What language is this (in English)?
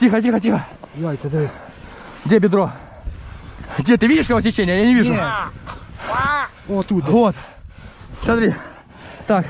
Russian